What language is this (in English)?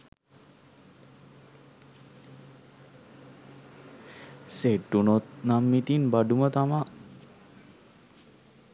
Sinhala